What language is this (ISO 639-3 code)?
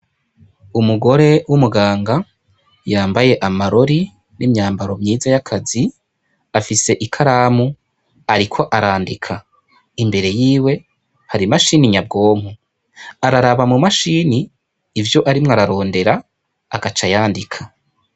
run